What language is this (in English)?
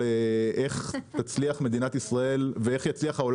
Hebrew